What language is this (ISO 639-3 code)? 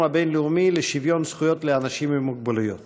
heb